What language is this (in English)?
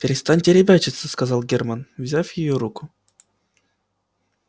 Russian